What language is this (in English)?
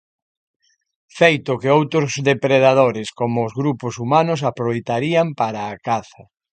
Galician